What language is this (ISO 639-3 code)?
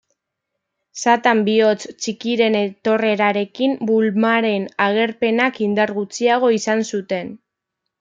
eus